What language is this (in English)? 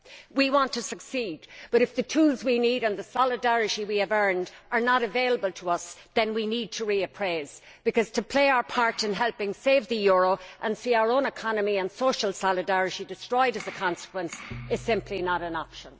English